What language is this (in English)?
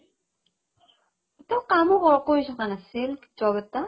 Assamese